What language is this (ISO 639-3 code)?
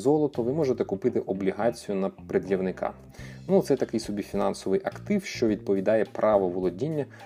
ukr